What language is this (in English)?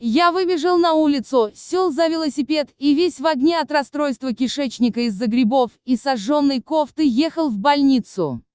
Russian